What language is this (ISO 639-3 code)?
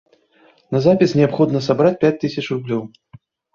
bel